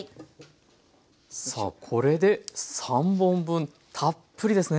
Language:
Japanese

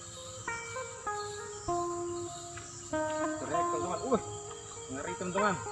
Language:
Indonesian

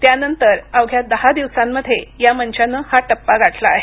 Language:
Marathi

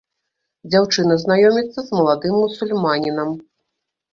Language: Belarusian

